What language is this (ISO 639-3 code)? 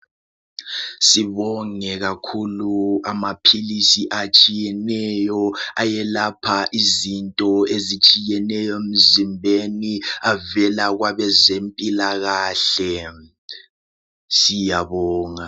nde